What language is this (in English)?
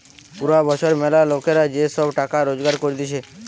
Bangla